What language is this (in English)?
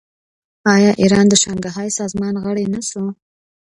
Pashto